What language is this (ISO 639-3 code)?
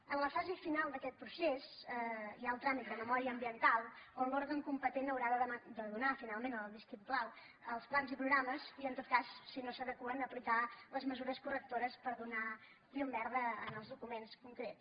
cat